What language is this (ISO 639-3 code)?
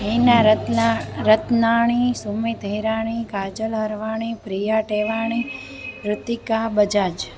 snd